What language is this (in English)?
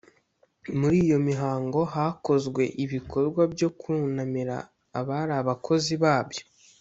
Kinyarwanda